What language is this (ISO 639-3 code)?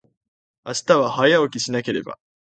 jpn